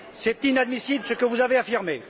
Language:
French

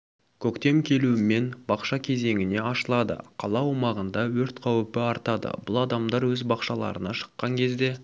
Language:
Kazakh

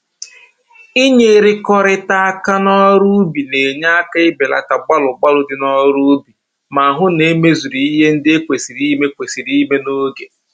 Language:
Igbo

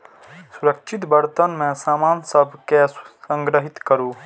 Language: Maithili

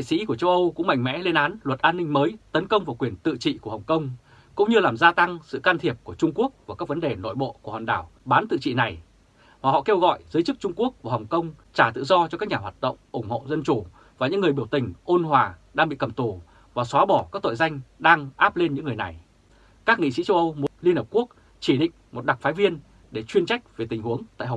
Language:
Vietnamese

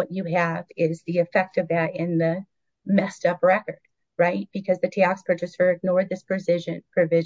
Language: English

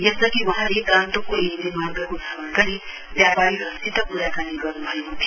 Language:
Nepali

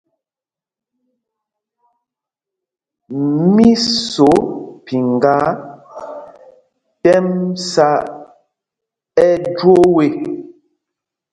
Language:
Mpumpong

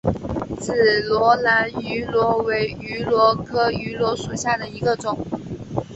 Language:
Chinese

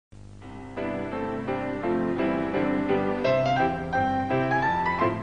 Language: Greek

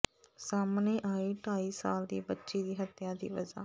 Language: Punjabi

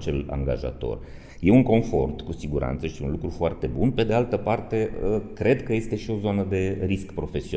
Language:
Romanian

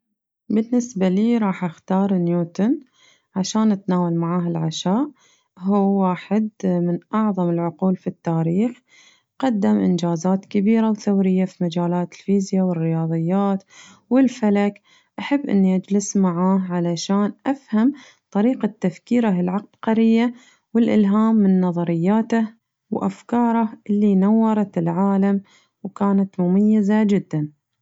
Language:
Najdi Arabic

